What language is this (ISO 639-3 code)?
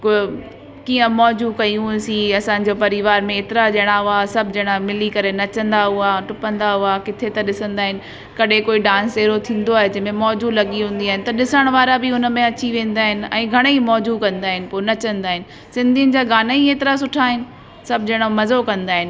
snd